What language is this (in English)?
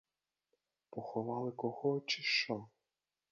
Ukrainian